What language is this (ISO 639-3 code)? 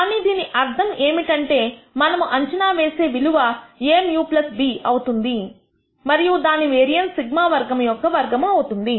tel